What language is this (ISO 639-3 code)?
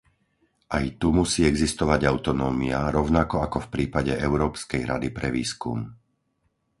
slk